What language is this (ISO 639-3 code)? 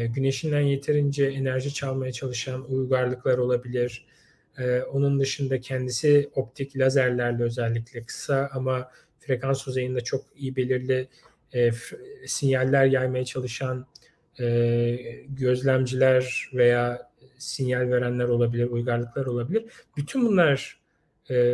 tur